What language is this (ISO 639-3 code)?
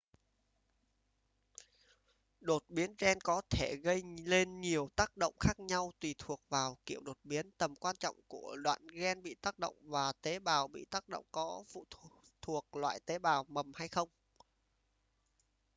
vie